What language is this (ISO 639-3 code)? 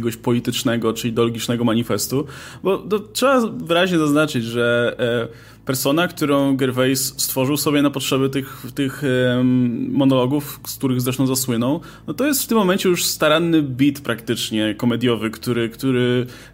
pol